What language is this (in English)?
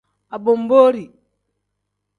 Tem